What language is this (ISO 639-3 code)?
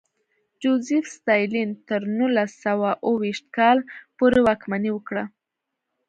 pus